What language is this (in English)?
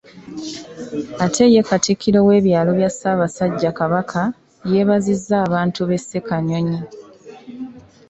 Ganda